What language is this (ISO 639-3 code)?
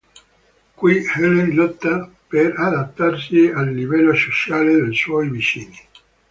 ita